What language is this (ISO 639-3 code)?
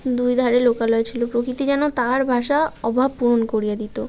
ben